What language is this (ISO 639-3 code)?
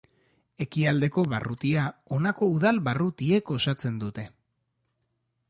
eus